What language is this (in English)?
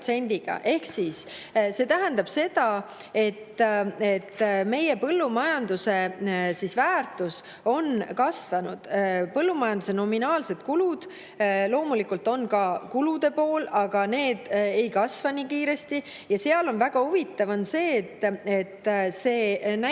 Estonian